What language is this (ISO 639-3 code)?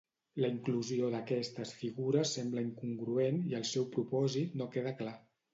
cat